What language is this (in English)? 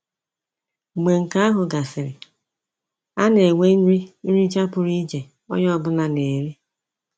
Igbo